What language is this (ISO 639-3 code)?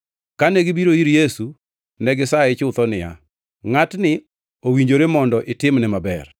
luo